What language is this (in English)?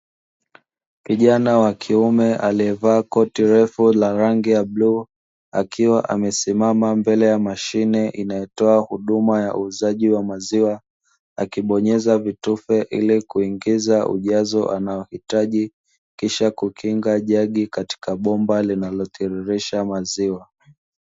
Swahili